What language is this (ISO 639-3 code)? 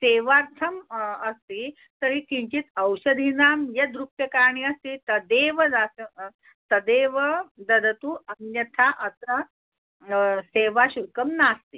san